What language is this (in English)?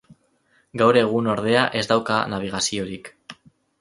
Basque